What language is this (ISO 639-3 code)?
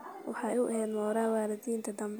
som